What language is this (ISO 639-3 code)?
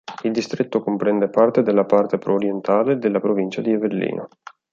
ita